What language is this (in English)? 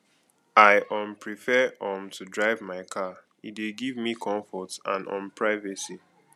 Nigerian Pidgin